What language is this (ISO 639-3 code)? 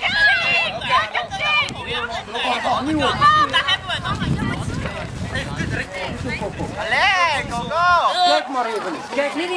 nld